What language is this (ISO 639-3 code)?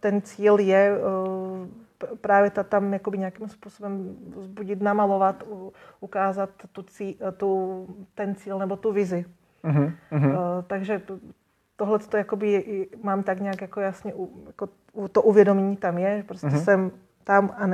ces